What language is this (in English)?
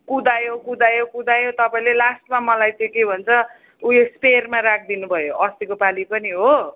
Nepali